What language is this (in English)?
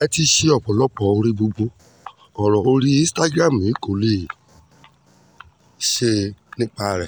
Yoruba